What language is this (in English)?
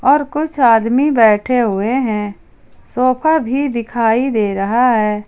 Hindi